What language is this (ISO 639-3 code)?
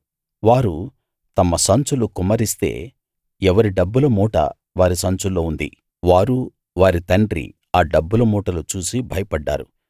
tel